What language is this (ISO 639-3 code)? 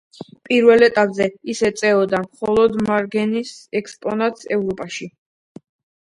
kat